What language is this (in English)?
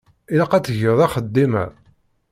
Kabyle